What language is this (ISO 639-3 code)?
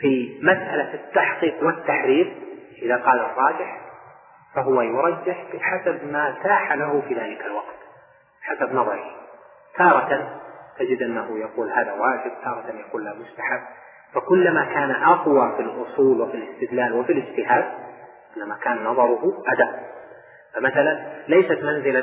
ara